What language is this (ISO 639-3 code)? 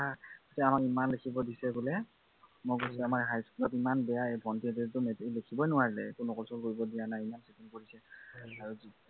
asm